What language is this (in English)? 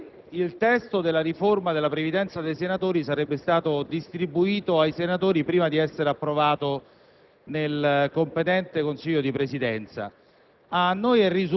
Italian